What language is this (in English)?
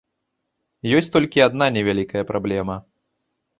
Belarusian